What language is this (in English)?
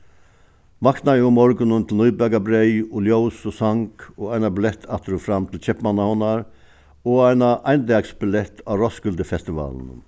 Faroese